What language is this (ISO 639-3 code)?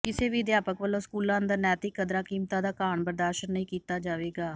pan